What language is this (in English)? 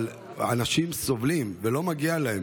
Hebrew